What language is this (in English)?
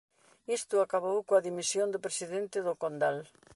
Galician